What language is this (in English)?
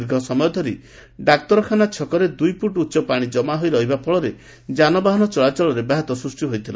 Odia